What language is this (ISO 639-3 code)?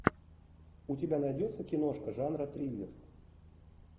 rus